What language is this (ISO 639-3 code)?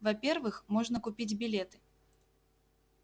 rus